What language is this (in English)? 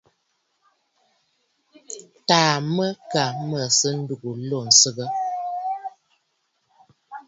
Bafut